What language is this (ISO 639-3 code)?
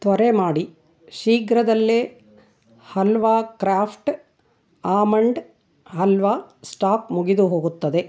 kan